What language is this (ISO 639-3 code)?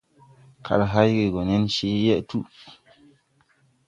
tui